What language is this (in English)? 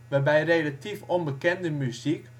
Dutch